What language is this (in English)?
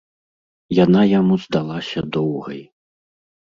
Belarusian